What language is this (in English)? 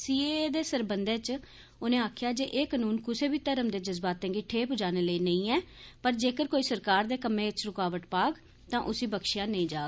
Dogri